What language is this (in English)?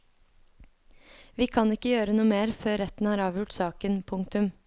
Norwegian